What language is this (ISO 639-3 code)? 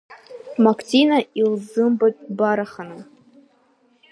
abk